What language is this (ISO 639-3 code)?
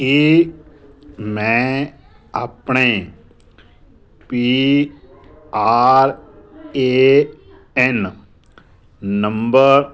pan